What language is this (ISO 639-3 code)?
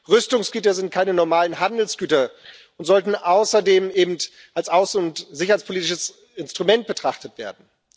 deu